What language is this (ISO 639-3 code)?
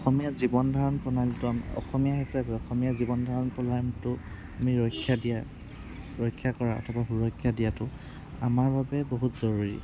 asm